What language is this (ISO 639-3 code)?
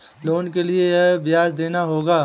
hin